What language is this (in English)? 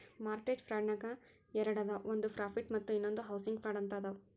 Kannada